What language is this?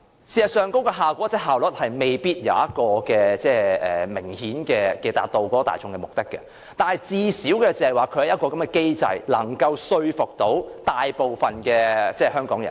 Cantonese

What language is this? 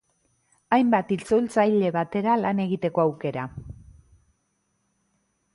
Basque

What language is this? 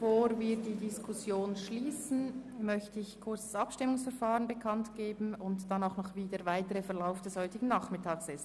Swiss German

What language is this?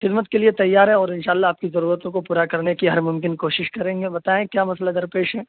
Urdu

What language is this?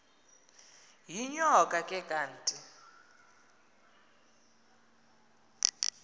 Xhosa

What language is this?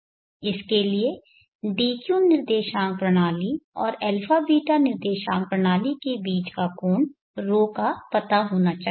Hindi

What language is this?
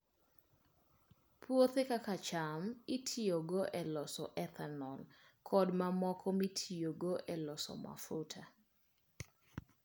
Luo (Kenya and Tanzania)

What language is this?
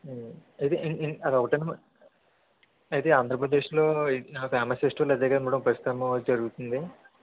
Telugu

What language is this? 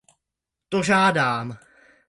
Czech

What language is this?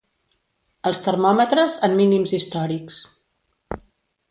Catalan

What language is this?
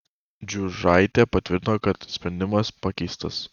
Lithuanian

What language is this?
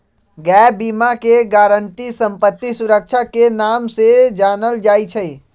Magahi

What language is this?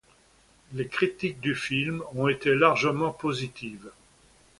French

